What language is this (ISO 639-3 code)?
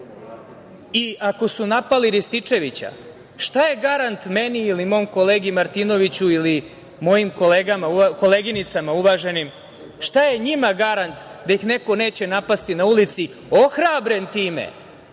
srp